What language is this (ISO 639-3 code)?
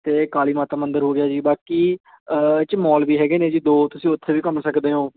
pan